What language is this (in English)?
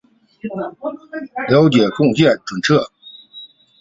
Chinese